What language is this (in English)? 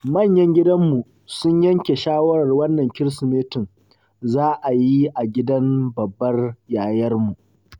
Hausa